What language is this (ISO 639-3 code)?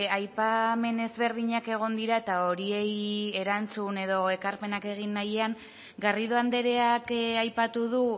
eus